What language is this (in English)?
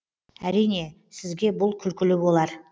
Kazakh